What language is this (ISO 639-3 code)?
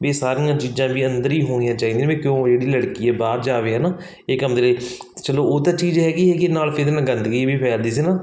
pan